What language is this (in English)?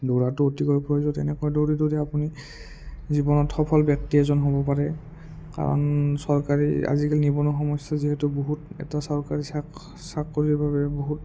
Assamese